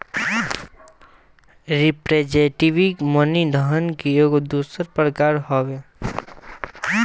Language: Bhojpuri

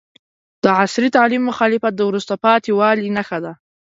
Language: Pashto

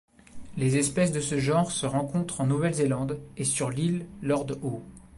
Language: French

